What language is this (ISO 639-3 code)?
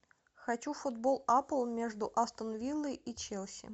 rus